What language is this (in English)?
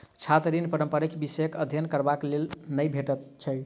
Maithili